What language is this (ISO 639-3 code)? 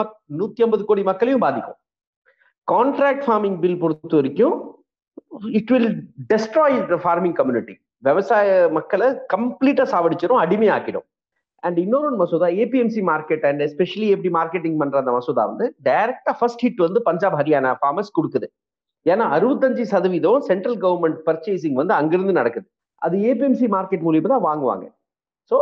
tam